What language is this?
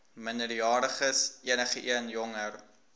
Afrikaans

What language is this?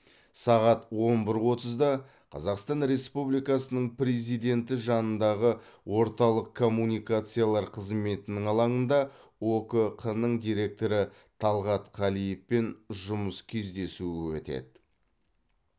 Kazakh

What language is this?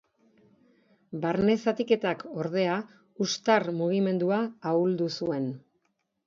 Basque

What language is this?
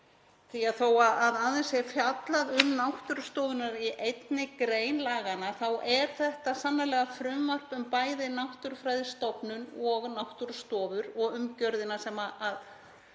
Icelandic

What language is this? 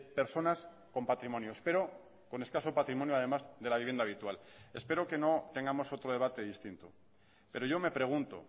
Spanish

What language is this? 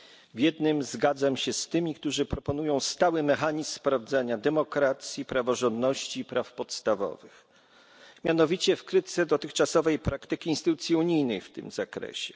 Polish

